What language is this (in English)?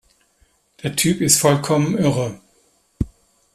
German